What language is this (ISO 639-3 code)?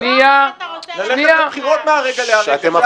heb